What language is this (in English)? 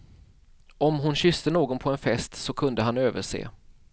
Swedish